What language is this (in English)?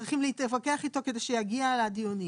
Hebrew